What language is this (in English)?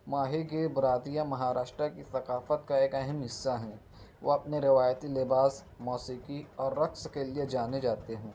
Urdu